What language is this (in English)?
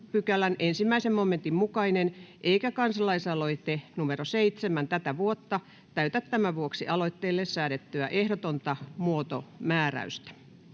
Finnish